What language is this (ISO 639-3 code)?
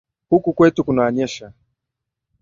swa